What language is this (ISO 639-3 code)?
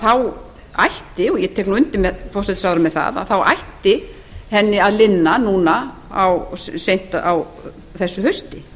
isl